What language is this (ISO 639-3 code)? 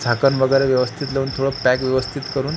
mar